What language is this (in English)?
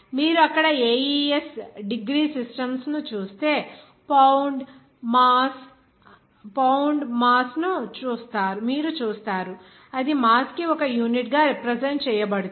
Telugu